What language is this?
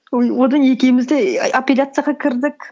Kazakh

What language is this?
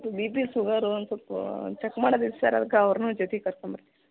Kannada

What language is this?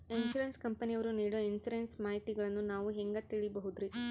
Kannada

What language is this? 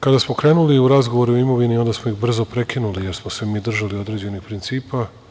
Serbian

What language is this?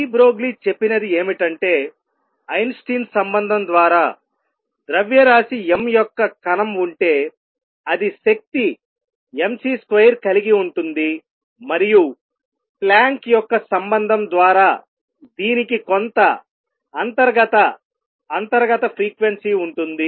Telugu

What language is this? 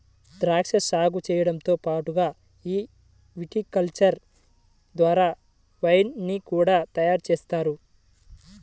Telugu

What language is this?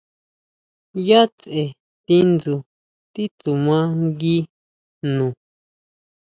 Huautla Mazatec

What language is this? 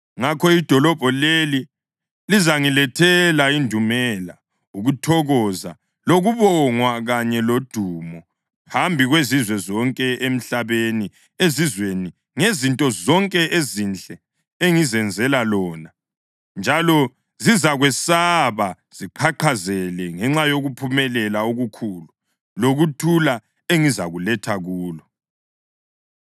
North Ndebele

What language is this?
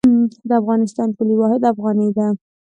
Pashto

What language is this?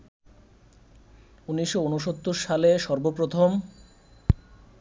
Bangla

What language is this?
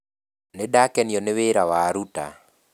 Kikuyu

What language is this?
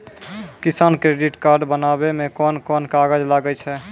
Maithili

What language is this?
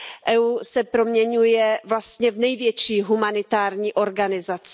Czech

